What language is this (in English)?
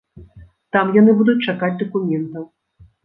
Belarusian